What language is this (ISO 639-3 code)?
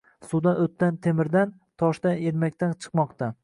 uzb